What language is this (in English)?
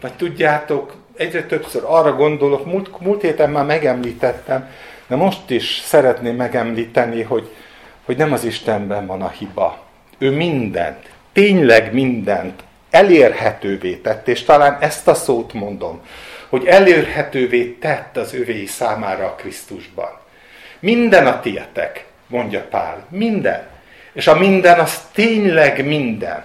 Hungarian